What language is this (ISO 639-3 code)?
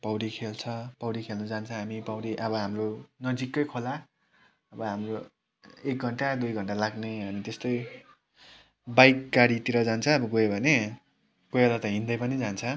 nep